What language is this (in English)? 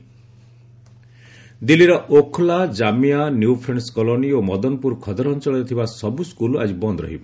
Odia